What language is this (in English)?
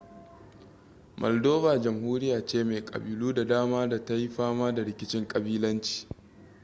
Hausa